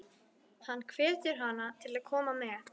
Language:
Icelandic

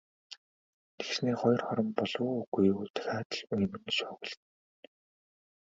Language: Mongolian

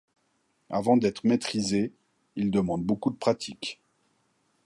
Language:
French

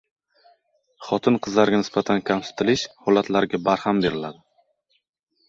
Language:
Uzbek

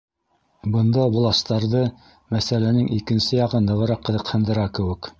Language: Bashkir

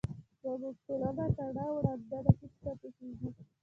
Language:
Pashto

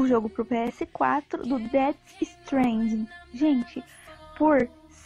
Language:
Portuguese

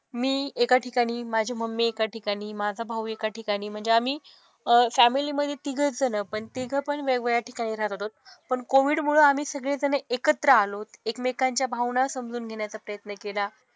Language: Marathi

